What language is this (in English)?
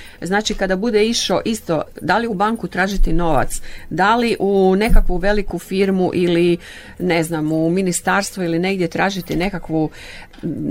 Croatian